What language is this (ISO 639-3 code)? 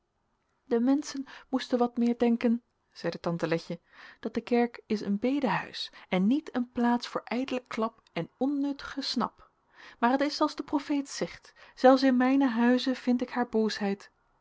nld